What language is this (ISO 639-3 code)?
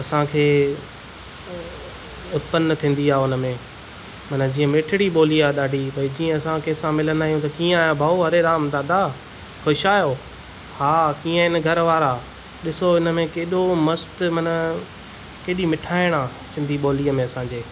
snd